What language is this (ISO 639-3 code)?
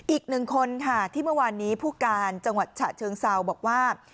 tha